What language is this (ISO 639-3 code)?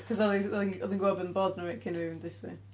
cym